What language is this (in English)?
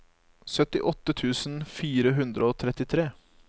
Norwegian